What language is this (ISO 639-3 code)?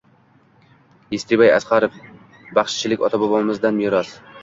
uzb